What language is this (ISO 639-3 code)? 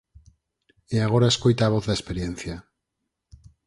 glg